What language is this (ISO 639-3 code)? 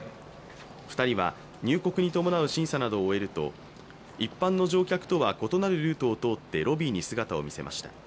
jpn